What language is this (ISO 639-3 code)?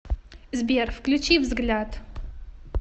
rus